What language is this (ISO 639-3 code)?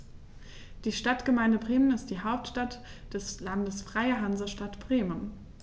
deu